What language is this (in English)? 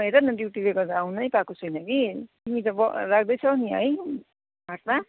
Nepali